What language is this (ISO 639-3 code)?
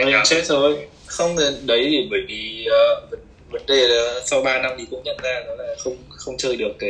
vie